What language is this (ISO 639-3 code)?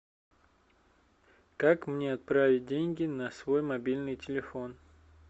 rus